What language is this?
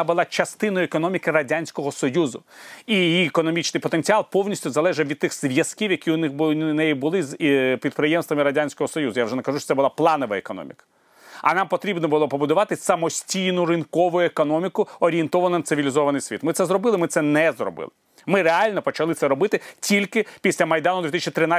Ukrainian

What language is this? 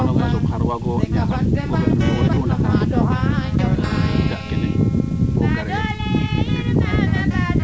Serer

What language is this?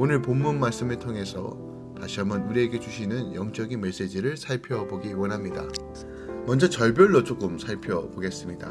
Korean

